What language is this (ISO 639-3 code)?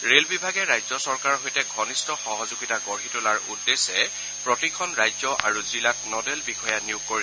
asm